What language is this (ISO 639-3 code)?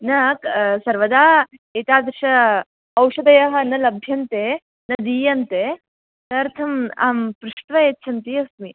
san